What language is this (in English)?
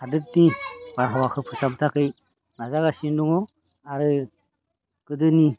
Bodo